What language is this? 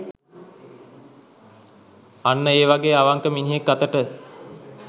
Sinhala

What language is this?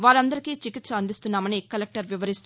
Telugu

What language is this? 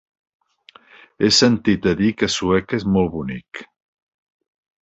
Catalan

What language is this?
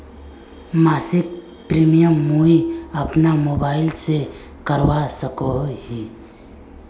Magahi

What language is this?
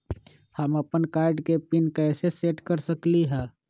Magahi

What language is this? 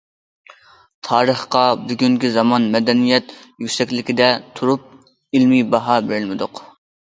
Uyghur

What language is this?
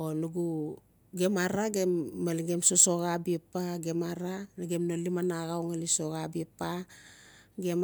Notsi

